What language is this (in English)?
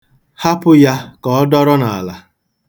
Igbo